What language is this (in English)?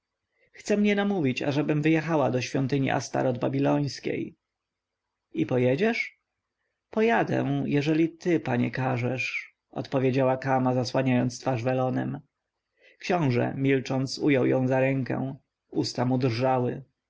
Polish